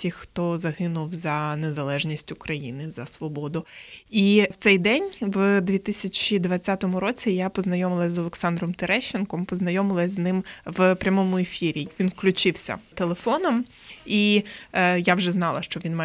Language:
Ukrainian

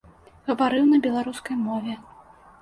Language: Belarusian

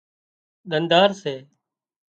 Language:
Wadiyara Koli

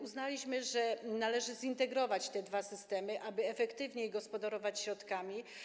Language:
Polish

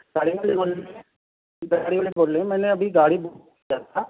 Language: Urdu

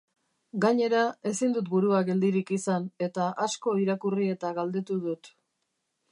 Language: Basque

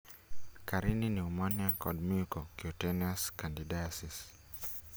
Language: Luo (Kenya and Tanzania)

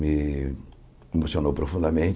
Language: Portuguese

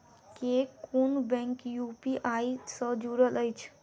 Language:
Maithili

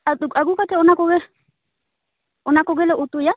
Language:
Santali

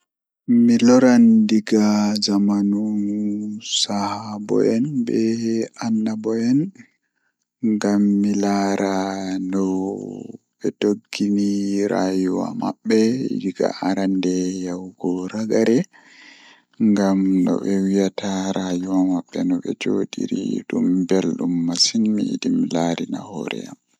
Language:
Fula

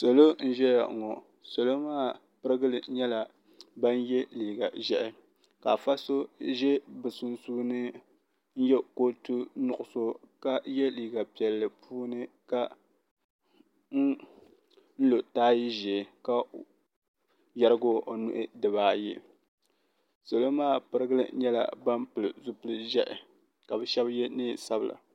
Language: Dagbani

